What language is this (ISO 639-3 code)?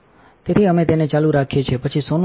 guj